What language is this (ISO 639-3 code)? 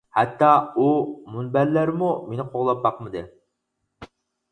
uig